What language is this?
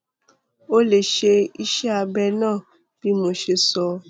Yoruba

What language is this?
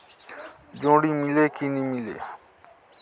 Chhattisgarhi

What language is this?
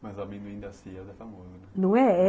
Portuguese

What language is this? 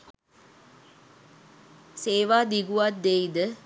Sinhala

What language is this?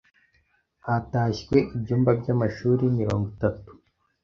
Kinyarwanda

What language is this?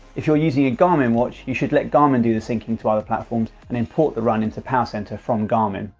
English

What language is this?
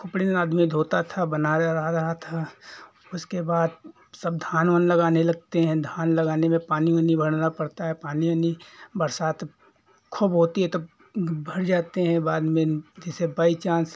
Hindi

